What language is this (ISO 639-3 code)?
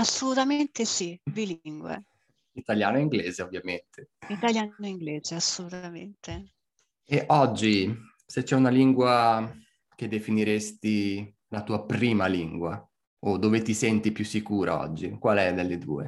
ita